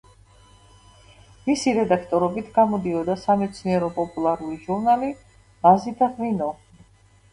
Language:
Georgian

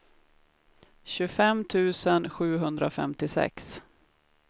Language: Swedish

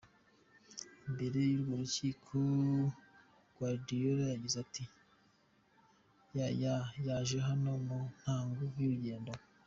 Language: Kinyarwanda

